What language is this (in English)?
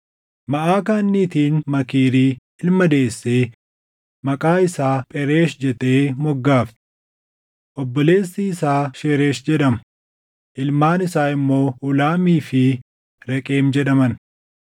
Oromo